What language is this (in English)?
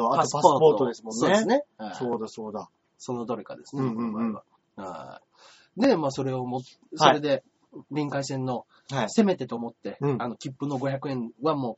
Japanese